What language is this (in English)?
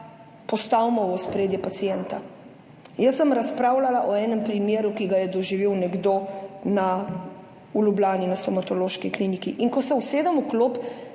Slovenian